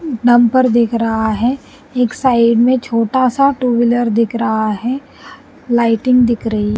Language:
Hindi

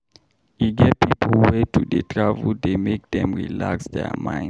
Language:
Nigerian Pidgin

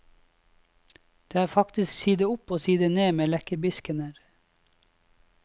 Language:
Norwegian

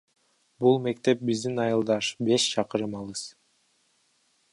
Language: Kyrgyz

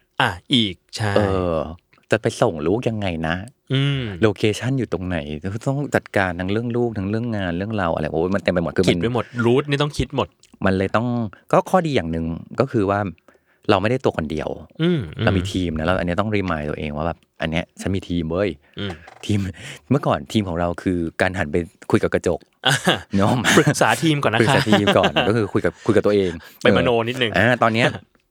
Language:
Thai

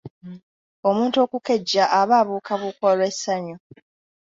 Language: Ganda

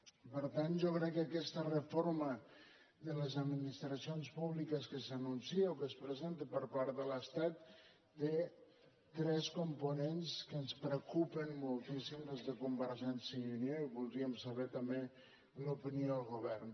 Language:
Catalan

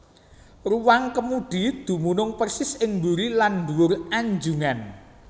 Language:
Javanese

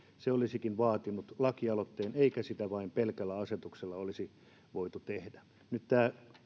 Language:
Finnish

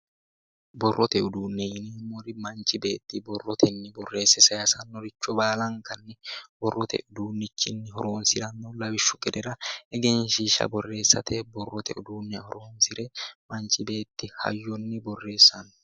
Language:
Sidamo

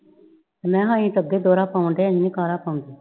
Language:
Punjabi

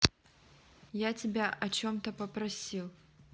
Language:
Russian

